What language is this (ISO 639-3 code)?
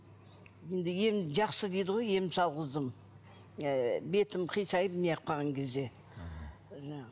kaz